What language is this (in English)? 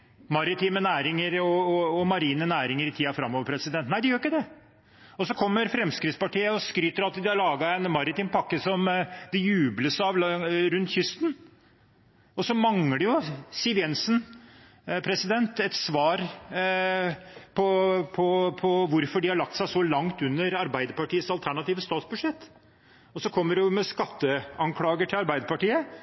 Norwegian Bokmål